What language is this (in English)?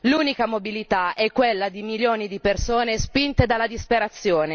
Italian